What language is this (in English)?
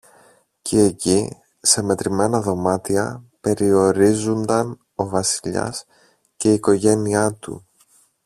Greek